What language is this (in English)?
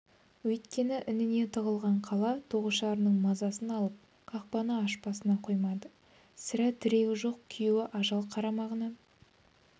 Kazakh